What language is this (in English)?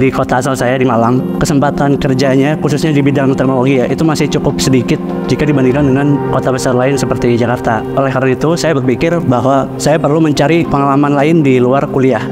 Indonesian